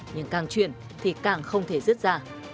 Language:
Vietnamese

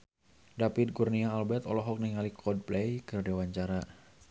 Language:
Sundanese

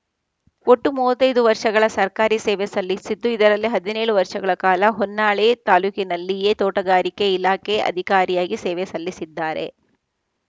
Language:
Kannada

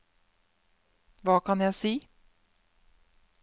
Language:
Norwegian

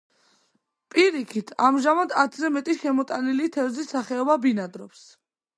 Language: Georgian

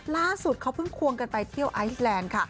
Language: Thai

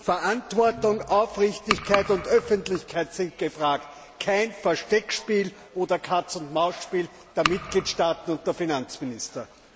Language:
German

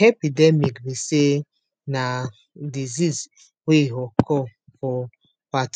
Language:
Nigerian Pidgin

